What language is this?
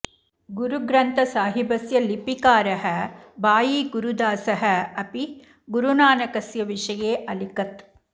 Sanskrit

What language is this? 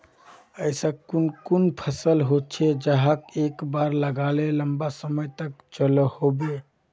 Magahi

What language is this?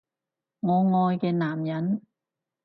Cantonese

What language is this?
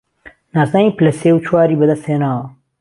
Central Kurdish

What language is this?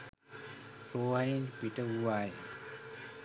Sinhala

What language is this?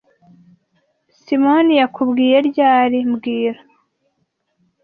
Kinyarwanda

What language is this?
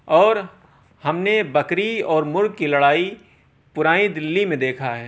Urdu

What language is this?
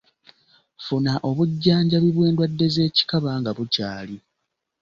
Ganda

